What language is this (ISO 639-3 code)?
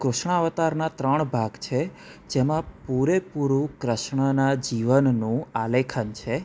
guj